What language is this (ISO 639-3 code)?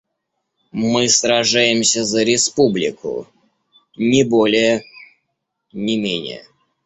rus